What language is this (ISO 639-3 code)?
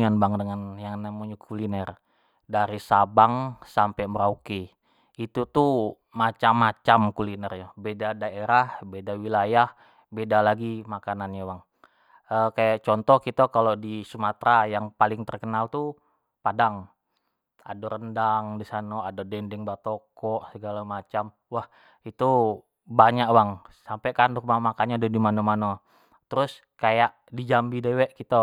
jax